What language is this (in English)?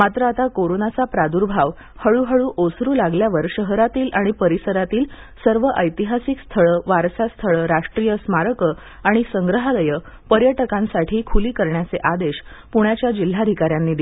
Marathi